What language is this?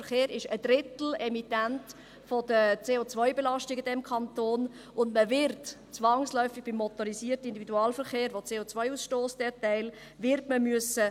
Swiss German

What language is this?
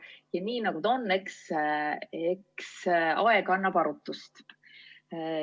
Estonian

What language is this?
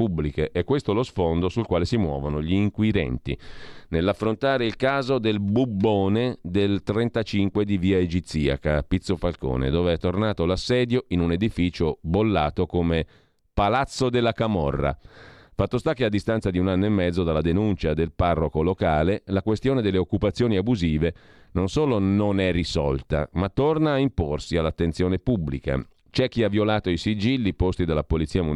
Italian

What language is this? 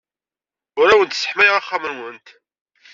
Kabyle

